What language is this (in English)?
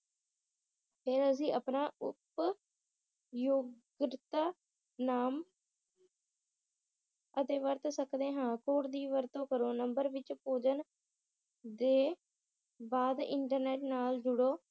Punjabi